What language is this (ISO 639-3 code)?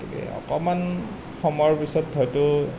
asm